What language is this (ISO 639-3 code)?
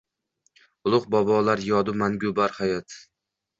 uzb